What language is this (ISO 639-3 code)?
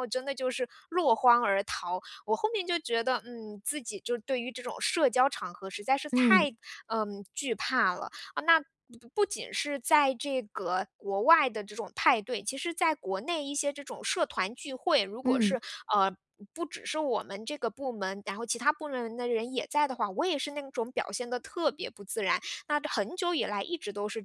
zho